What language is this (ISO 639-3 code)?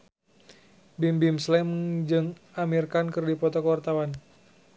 sun